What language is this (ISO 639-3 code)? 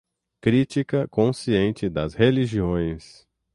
por